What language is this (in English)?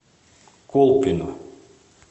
Russian